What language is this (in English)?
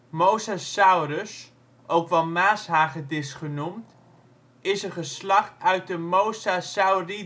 Dutch